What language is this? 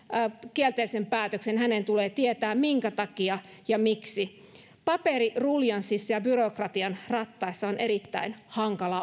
Finnish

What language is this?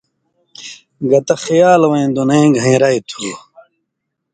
Indus Kohistani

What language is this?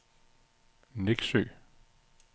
Danish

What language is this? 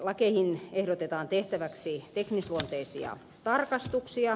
Finnish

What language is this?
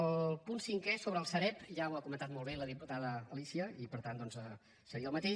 Catalan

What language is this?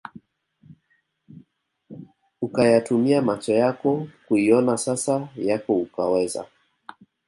Swahili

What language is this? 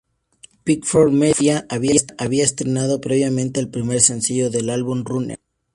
Spanish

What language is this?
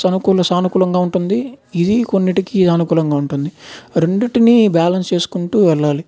Telugu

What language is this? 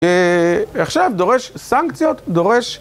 Hebrew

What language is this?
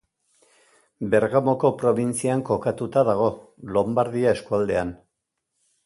Basque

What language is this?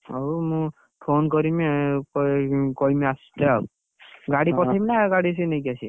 Odia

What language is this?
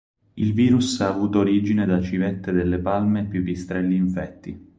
Italian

